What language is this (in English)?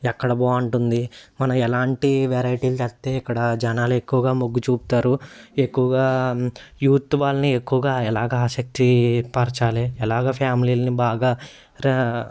Telugu